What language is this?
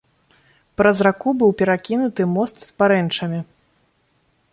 Belarusian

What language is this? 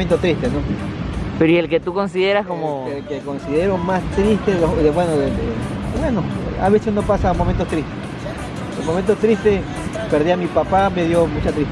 Spanish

